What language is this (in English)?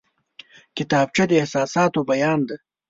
Pashto